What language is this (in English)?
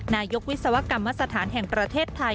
Thai